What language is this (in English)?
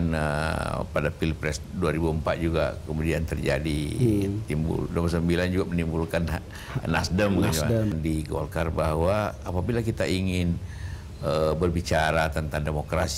Indonesian